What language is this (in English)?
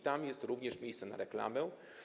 Polish